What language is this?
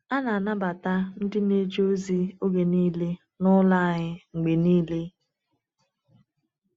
Igbo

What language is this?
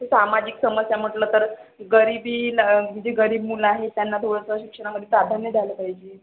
Marathi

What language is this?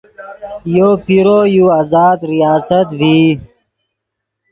Yidgha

